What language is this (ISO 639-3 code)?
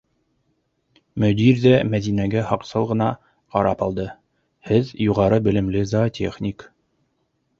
bak